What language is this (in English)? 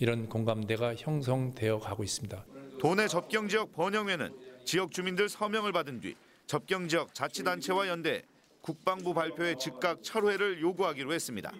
Korean